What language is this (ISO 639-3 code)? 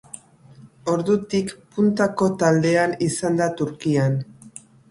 eus